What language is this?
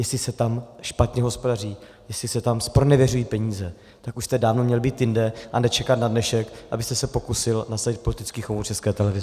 Czech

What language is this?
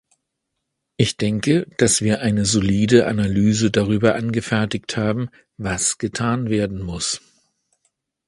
German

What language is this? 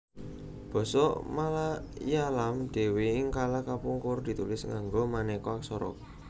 Javanese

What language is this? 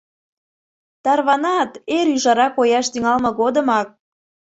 Mari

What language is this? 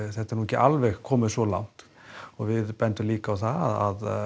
Icelandic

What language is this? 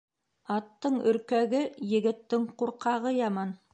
Bashkir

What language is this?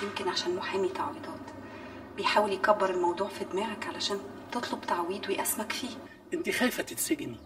Arabic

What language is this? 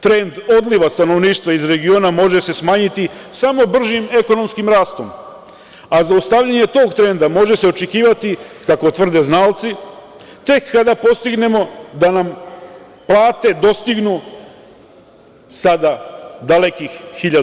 Serbian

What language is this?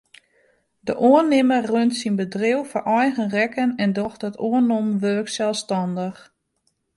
Western Frisian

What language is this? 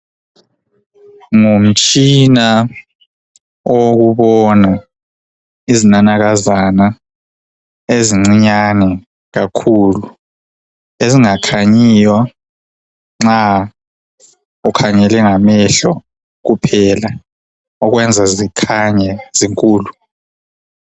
North Ndebele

